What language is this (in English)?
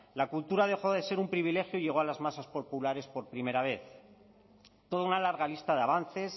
Spanish